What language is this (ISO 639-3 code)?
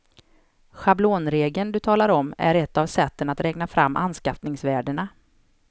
swe